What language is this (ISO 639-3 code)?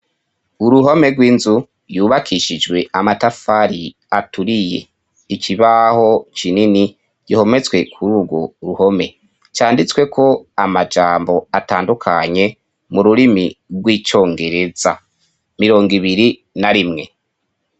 run